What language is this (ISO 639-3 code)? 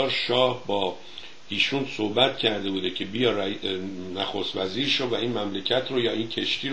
fas